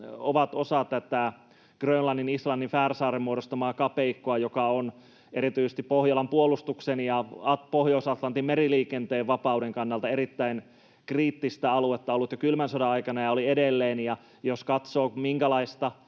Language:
Finnish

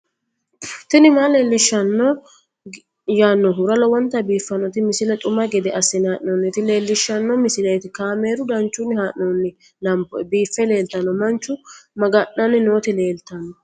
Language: Sidamo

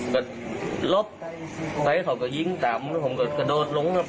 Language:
Thai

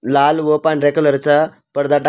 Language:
Marathi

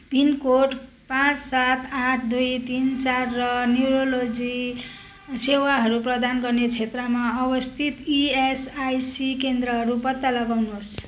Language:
Nepali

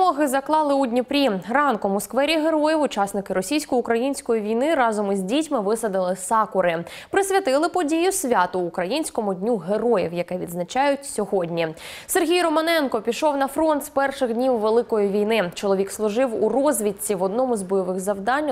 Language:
Ukrainian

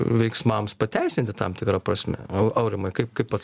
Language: Lithuanian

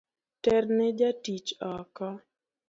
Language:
Luo (Kenya and Tanzania)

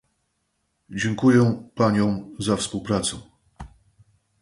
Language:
Polish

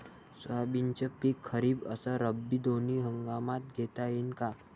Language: Marathi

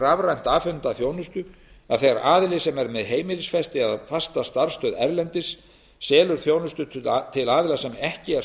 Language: Icelandic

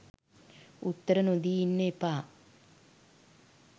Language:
Sinhala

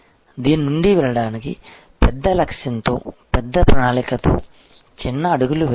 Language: Telugu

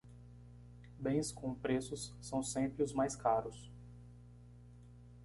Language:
Portuguese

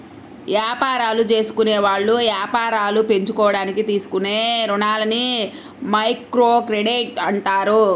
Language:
Telugu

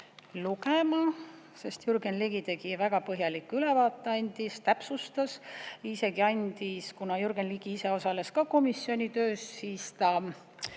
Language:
Estonian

